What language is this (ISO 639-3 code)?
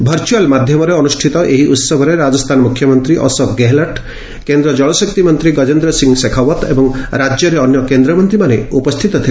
ori